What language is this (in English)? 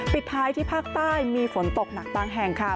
Thai